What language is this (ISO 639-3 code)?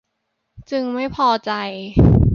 tha